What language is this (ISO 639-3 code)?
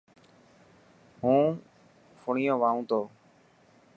mki